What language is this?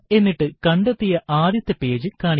Malayalam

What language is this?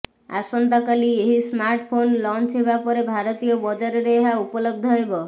Odia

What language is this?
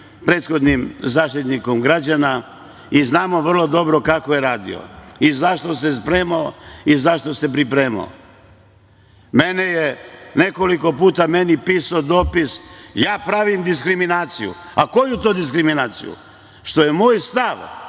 Serbian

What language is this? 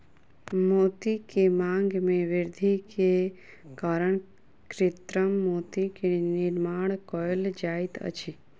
Maithili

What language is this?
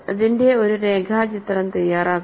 Malayalam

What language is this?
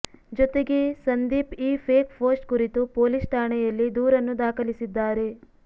Kannada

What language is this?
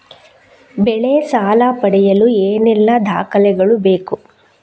Kannada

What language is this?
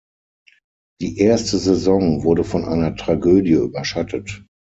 German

